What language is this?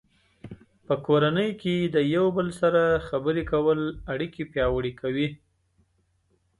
Pashto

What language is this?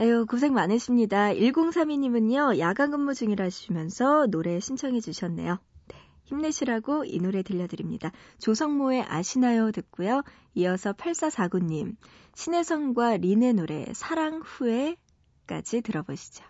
Korean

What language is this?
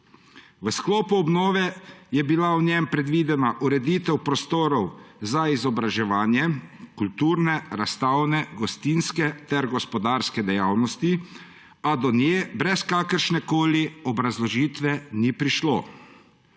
Slovenian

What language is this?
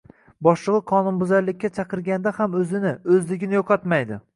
Uzbek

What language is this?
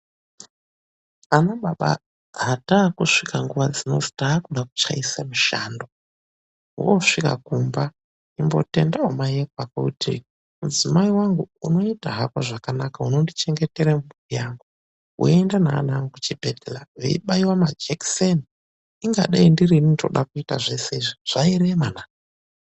Ndau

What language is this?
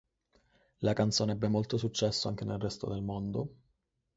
Italian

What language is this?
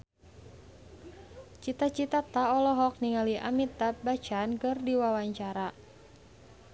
Sundanese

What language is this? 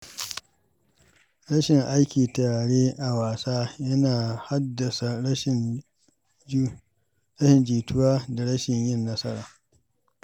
Hausa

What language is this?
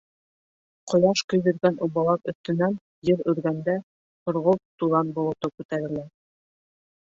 Bashkir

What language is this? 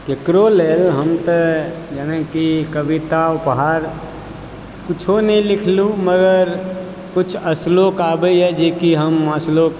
Maithili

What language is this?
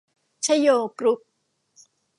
Thai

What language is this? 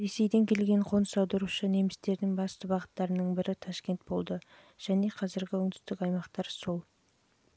Kazakh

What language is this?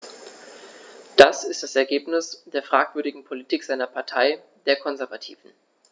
German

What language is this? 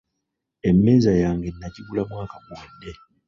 Ganda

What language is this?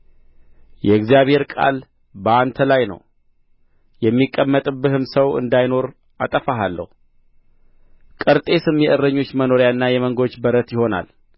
Amharic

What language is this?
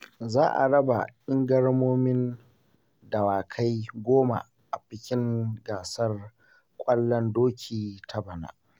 Hausa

